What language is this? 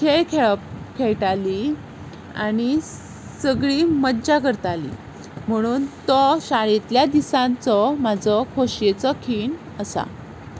Konkani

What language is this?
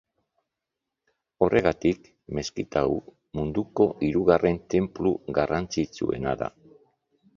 Basque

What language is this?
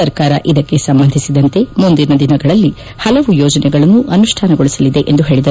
Kannada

